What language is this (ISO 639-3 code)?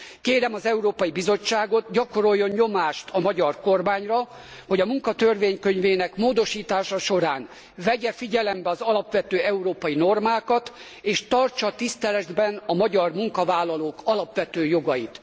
hun